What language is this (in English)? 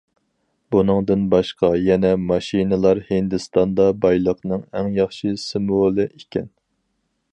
Uyghur